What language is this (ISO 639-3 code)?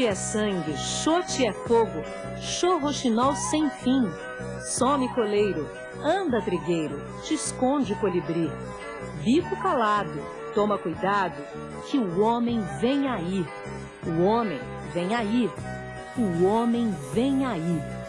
por